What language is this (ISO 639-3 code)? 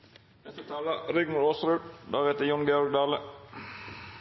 nor